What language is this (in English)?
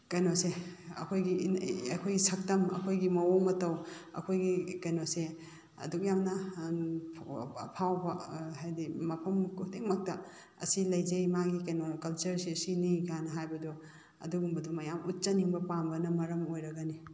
Manipuri